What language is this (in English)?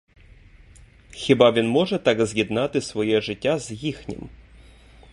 Ukrainian